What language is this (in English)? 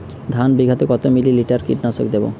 Bangla